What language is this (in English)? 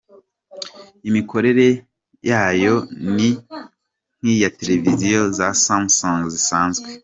Kinyarwanda